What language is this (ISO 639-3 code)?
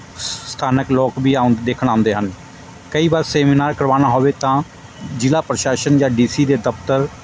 pan